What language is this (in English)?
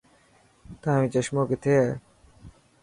Dhatki